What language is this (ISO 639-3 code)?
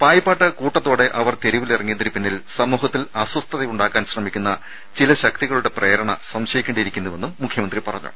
mal